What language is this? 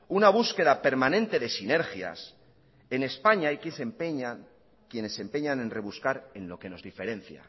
Spanish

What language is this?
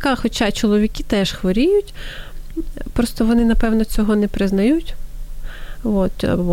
Ukrainian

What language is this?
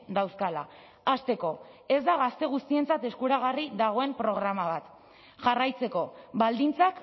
Basque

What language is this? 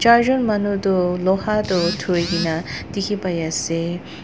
Naga Pidgin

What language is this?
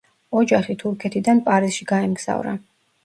Georgian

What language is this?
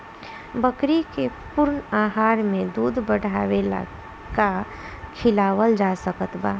Bhojpuri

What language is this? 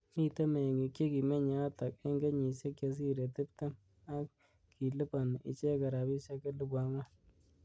Kalenjin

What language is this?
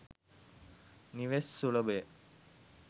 Sinhala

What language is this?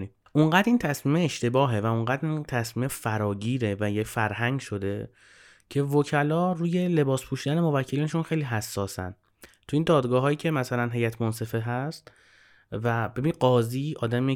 Persian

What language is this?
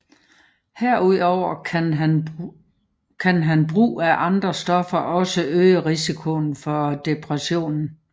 Danish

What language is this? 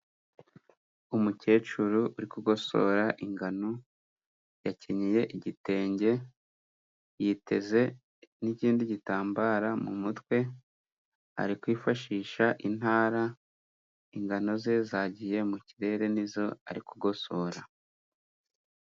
Kinyarwanda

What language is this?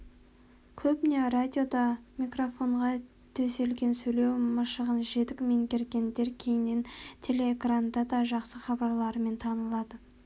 Kazakh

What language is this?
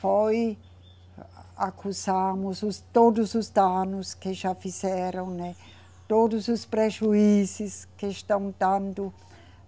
Portuguese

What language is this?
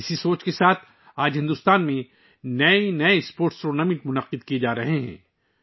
Urdu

